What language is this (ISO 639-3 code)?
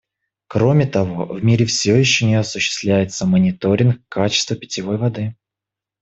rus